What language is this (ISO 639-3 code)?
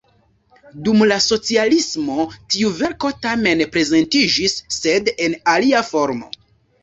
epo